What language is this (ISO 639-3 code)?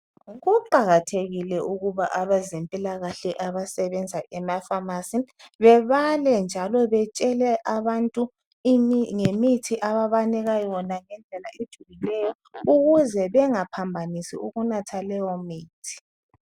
nde